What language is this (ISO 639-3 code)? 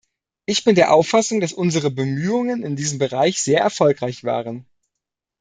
deu